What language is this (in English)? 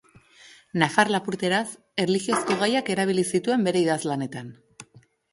Basque